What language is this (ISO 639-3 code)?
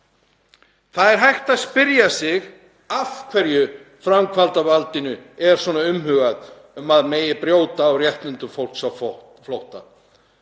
isl